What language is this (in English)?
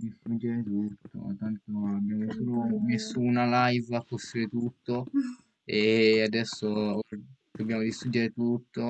Italian